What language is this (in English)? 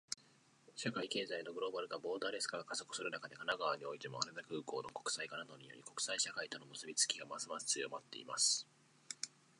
Japanese